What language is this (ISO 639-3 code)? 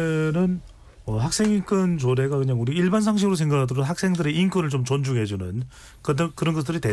kor